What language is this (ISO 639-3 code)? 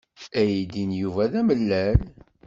kab